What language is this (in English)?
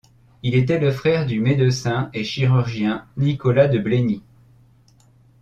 French